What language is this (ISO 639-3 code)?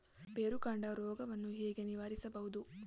kan